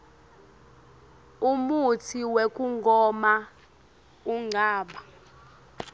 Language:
Swati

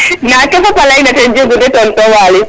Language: Serer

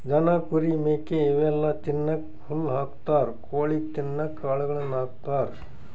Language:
Kannada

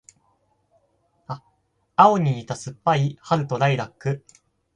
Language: Japanese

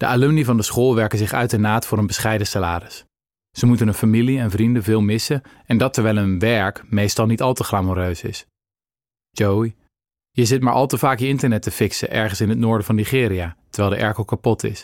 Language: Dutch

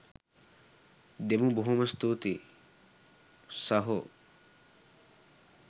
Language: Sinhala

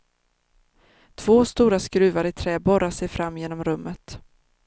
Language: Swedish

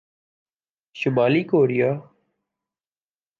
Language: Urdu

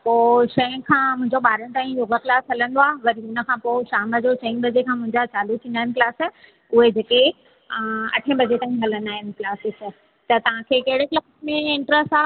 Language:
Sindhi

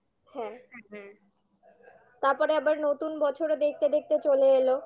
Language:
Bangla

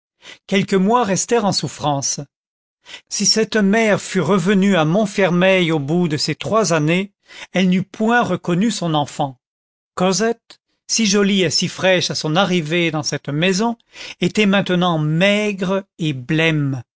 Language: French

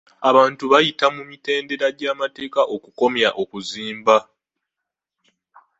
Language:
Ganda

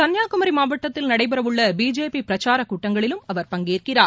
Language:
Tamil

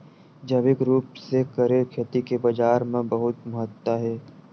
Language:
Chhattisgarhi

